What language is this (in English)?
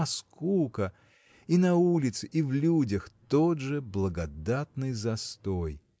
Russian